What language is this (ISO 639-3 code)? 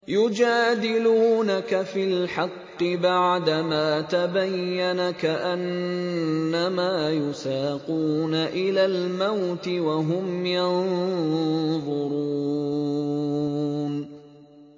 ara